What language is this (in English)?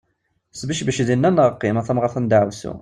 Kabyle